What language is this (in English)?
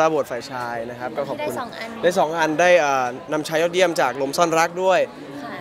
Thai